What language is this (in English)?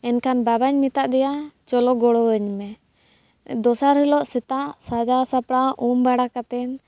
Santali